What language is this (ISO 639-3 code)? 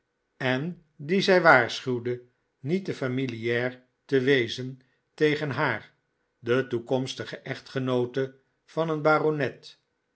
nld